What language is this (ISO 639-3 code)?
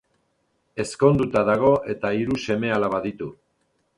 eus